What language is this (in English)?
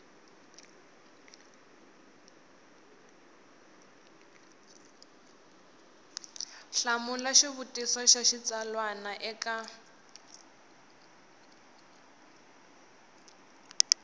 Tsonga